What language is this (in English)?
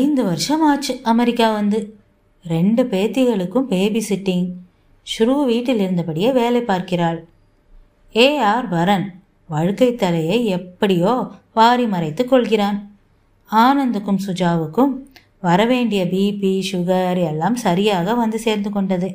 Tamil